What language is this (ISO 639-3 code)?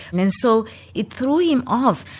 eng